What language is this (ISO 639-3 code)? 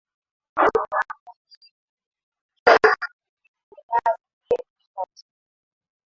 swa